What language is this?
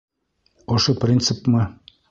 Bashkir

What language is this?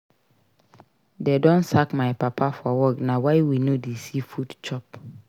Nigerian Pidgin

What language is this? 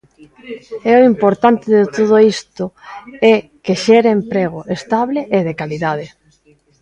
Galician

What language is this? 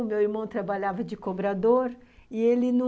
Portuguese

